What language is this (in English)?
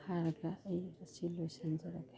Manipuri